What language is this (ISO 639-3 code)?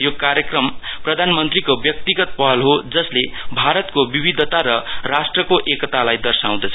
nep